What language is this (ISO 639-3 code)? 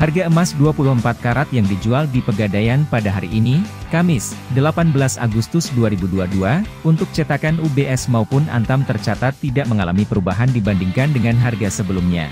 ind